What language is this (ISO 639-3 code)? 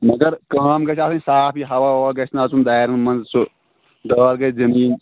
kas